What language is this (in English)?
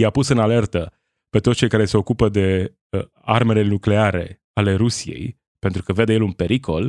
Romanian